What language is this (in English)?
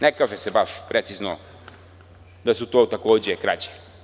Serbian